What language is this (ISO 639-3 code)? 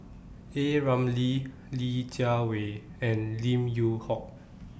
eng